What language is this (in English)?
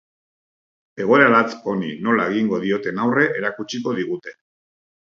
Basque